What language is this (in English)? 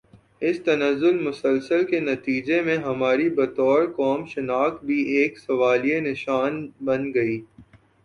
Urdu